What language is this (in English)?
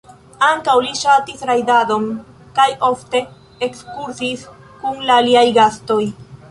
Esperanto